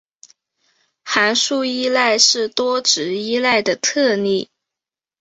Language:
Chinese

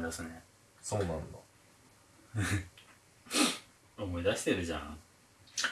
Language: Japanese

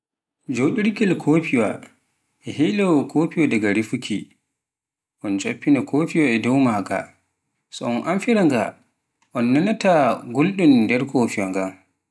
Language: Pular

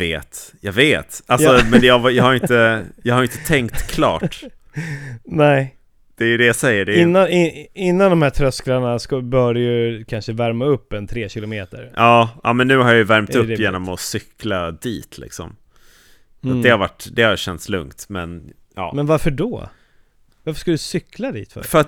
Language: Swedish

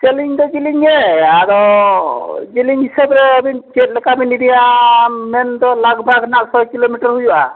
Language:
Santali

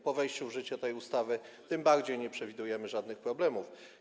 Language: Polish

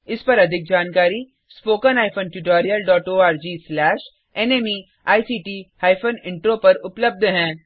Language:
Hindi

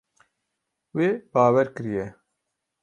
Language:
Kurdish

